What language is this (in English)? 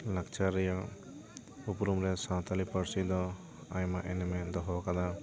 Santali